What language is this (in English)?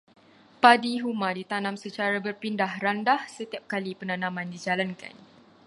Malay